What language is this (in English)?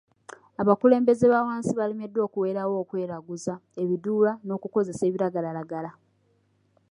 Ganda